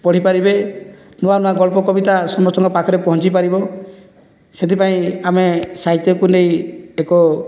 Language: Odia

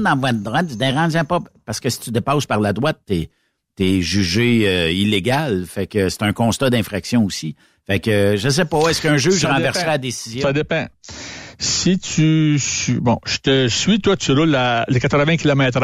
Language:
French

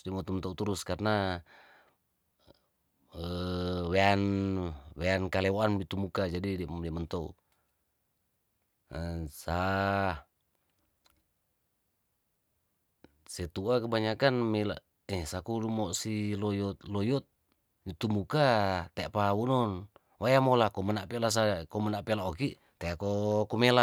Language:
Tondano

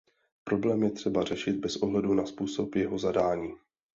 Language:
Czech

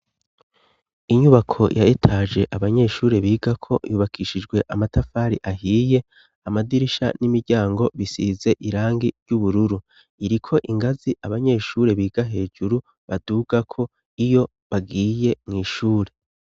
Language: Rundi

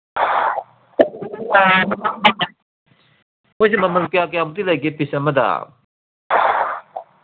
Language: Manipuri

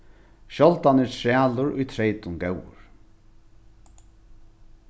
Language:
Faroese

